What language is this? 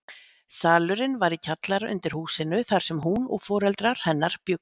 Icelandic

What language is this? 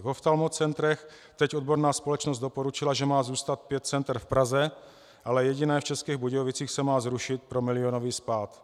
Czech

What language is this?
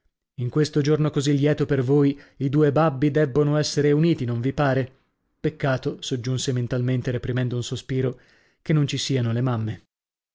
Italian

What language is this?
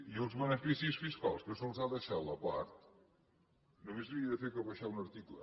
Catalan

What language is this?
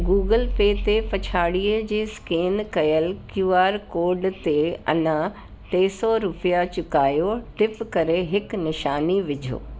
Sindhi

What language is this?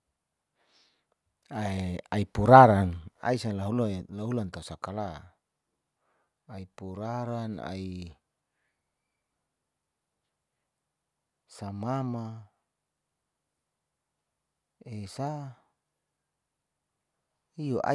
Saleman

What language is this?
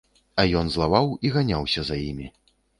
Belarusian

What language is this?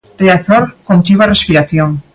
Galician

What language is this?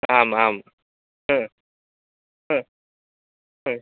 Sanskrit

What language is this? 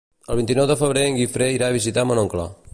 Catalan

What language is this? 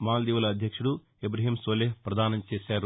Telugu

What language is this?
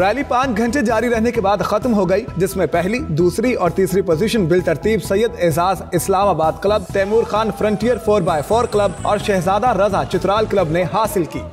Hindi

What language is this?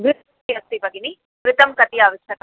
Sanskrit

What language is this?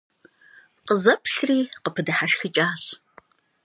Kabardian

